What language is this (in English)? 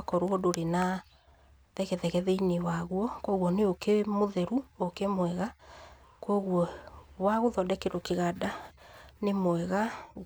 Kikuyu